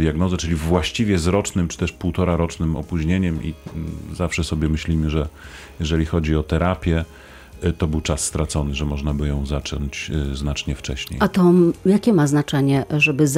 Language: Polish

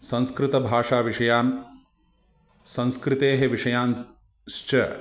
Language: Sanskrit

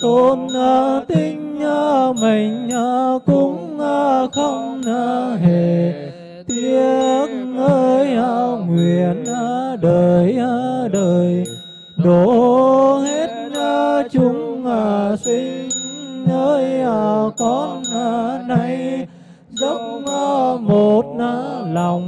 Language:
Vietnamese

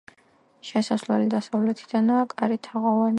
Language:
Georgian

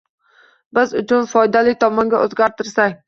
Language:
Uzbek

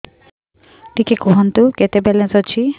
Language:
Odia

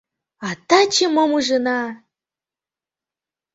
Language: Mari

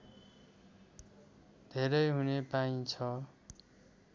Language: Nepali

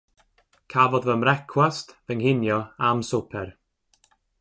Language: Welsh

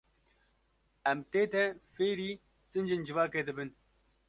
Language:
Kurdish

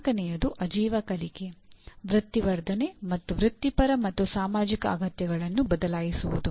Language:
Kannada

